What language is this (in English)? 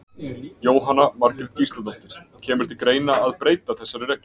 Icelandic